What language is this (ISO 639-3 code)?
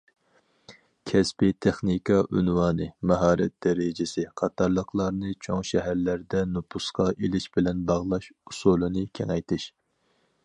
uig